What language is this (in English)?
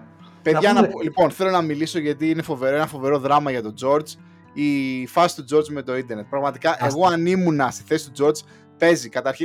Greek